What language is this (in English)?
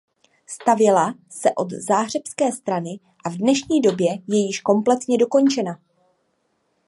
Czech